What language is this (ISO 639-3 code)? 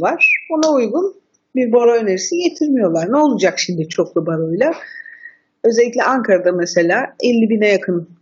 tur